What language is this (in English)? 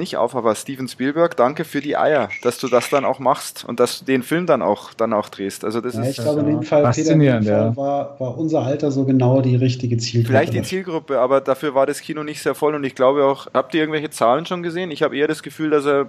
German